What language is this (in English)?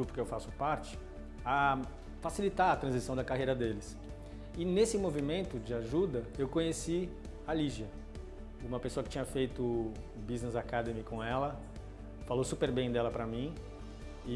Portuguese